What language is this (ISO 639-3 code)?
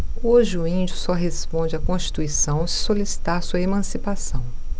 por